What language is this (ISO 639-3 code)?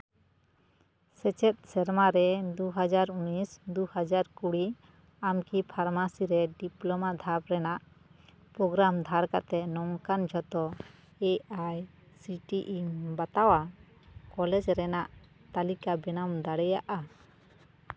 sat